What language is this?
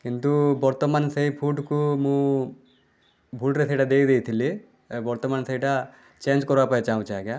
Odia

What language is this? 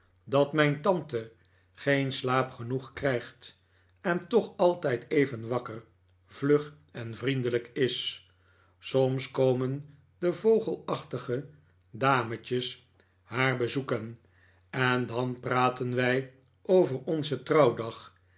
Dutch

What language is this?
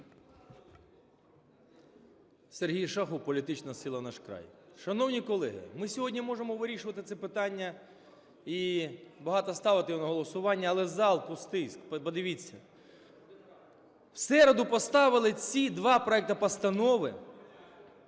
Ukrainian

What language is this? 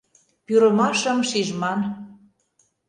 Mari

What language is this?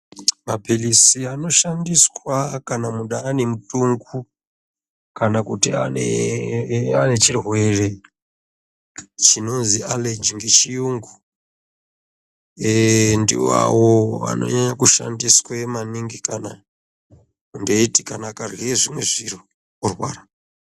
Ndau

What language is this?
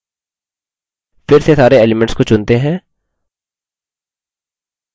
Hindi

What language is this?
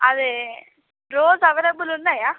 Telugu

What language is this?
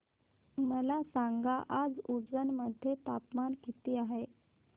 Marathi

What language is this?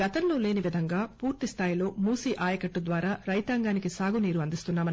Telugu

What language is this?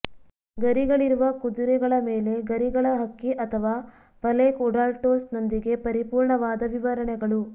Kannada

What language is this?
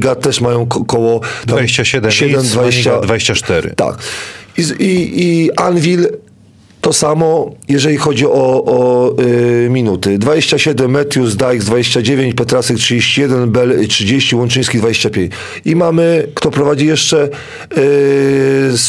Polish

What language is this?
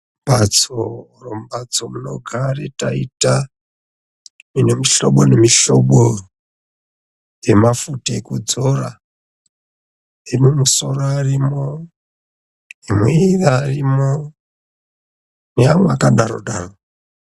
Ndau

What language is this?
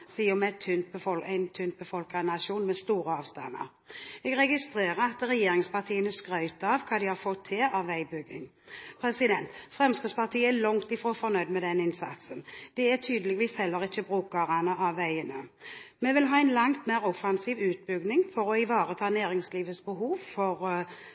Norwegian Bokmål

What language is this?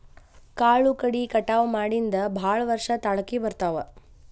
Kannada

